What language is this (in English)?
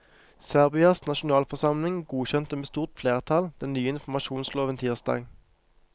Norwegian